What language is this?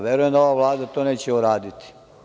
Serbian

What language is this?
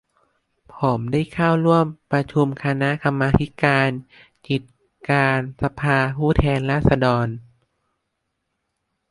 Thai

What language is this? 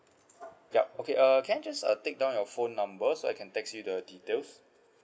English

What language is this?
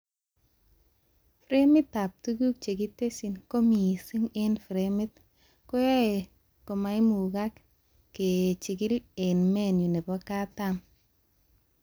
Kalenjin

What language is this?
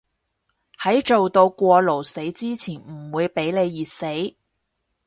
Cantonese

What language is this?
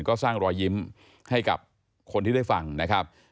Thai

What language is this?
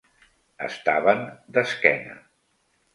Catalan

